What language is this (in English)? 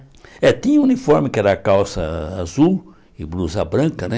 Portuguese